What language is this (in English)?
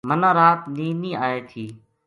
Gujari